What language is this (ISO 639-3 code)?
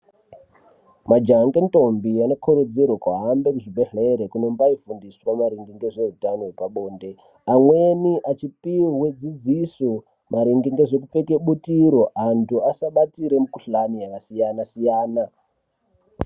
ndc